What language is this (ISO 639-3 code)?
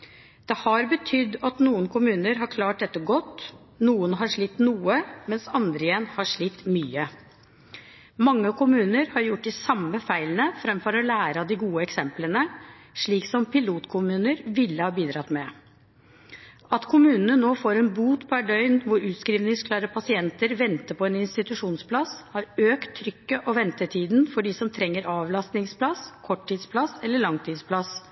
nob